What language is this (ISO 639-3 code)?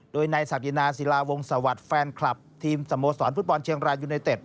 tha